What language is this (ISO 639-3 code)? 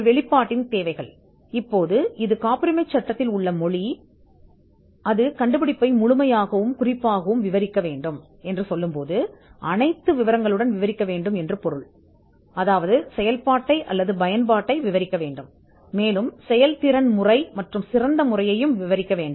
tam